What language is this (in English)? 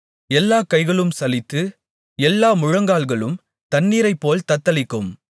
Tamil